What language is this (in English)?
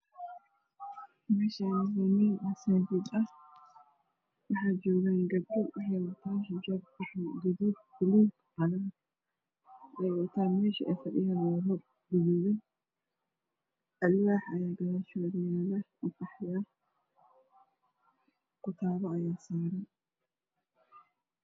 Somali